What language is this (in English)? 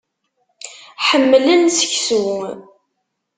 Kabyle